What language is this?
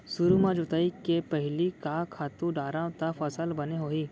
Chhattisgarhi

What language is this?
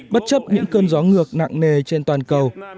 Vietnamese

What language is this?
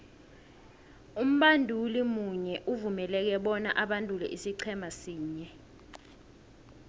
South Ndebele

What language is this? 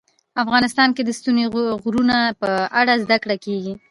Pashto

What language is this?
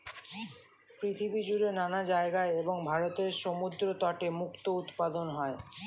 Bangla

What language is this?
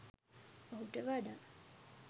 Sinhala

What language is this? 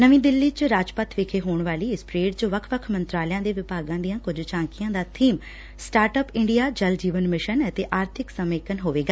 Punjabi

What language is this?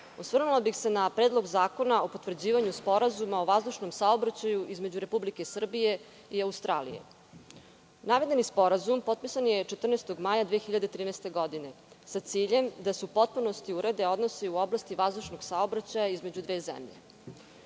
Serbian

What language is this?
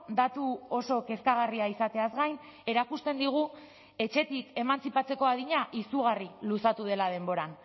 Basque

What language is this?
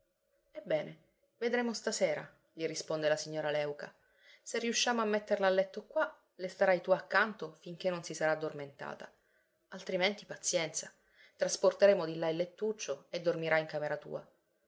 Italian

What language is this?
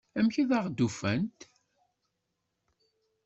Kabyle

